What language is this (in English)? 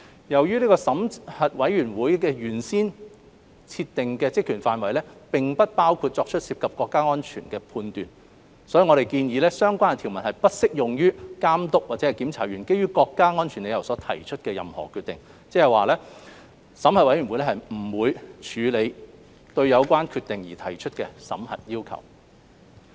Cantonese